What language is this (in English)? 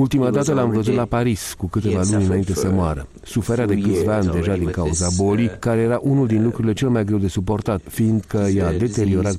Romanian